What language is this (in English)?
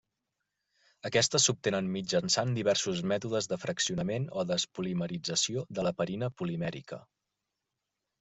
Catalan